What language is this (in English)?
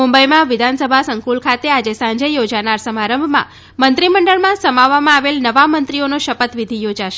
Gujarati